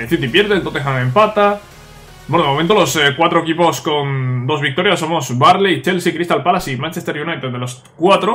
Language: Spanish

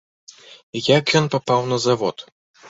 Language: Belarusian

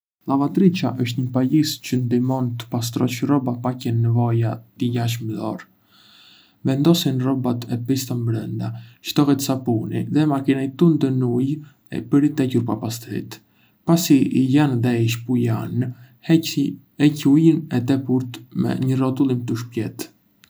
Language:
Arbëreshë Albanian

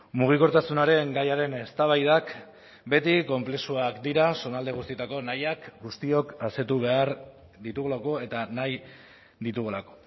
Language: Basque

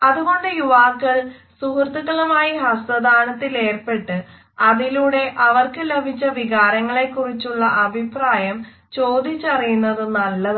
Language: Malayalam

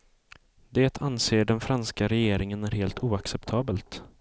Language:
Swedish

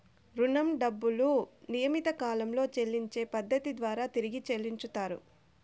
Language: Telugu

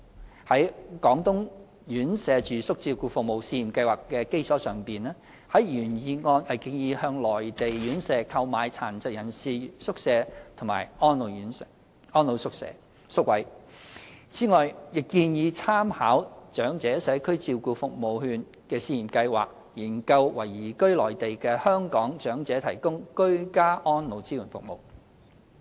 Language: Cantonese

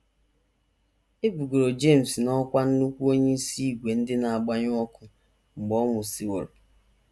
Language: Igbo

